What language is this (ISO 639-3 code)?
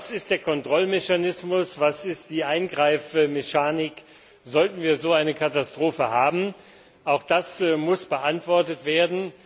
deu